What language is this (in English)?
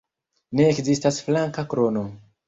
Esperanto